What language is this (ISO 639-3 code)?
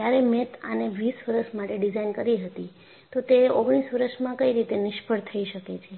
guj